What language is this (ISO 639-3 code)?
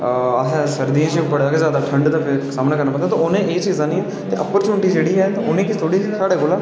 doi